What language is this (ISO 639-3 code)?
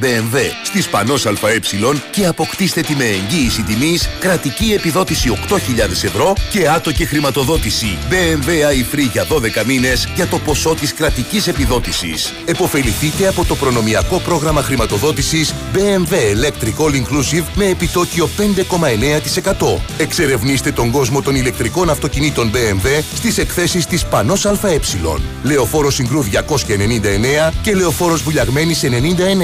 ell